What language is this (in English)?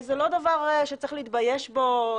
Hebrew